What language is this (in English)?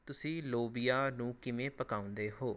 Punjabi